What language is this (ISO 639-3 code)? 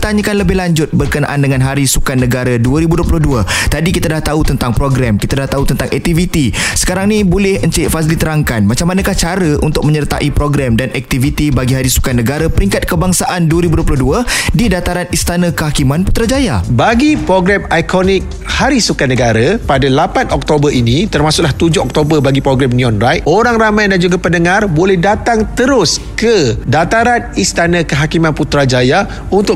msa